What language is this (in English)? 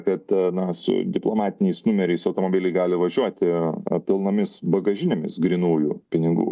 Lithuanian